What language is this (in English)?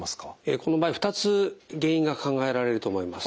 Japanese